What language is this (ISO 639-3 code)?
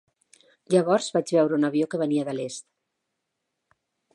cat